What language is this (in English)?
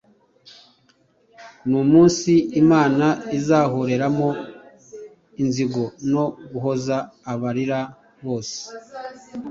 Kinyarwanda